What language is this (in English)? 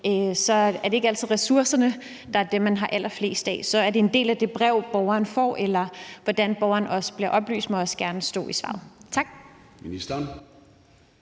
Danish